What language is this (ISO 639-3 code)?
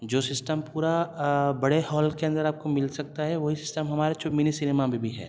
urd